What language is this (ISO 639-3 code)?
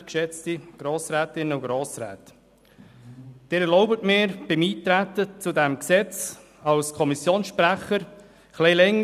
gsw